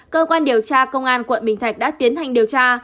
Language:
Vietnamese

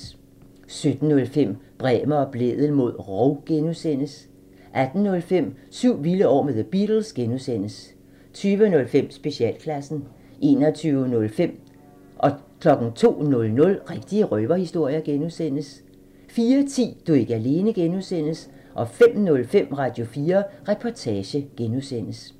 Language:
Danish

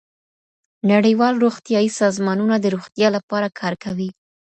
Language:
Pashto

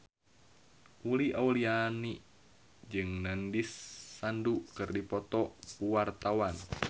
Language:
Sundanese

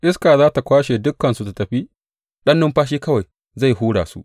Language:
Hausa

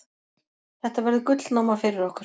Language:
Icelandic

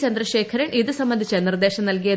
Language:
Malayalam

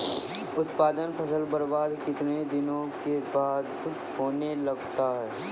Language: Maithili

